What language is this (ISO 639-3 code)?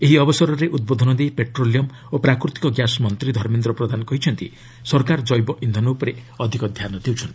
ori